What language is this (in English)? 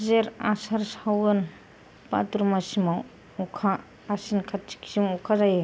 Bodo